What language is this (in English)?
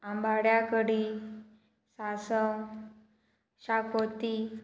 Konkani